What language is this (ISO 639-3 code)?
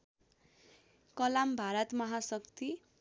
nep